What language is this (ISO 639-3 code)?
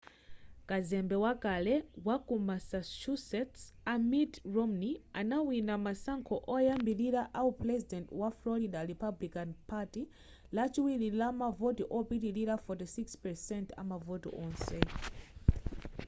nya